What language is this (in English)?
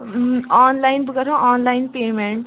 Kashmiri